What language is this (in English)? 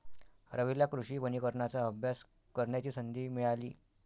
Marathi